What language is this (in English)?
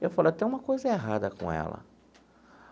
Portuguese